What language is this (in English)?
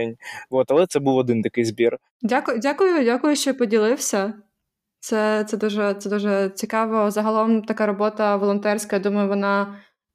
Ukrainian